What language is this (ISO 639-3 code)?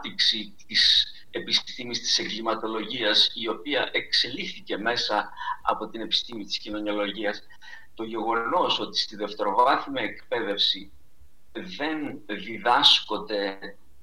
ell